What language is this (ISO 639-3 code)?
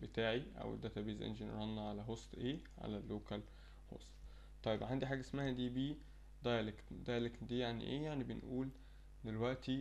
ara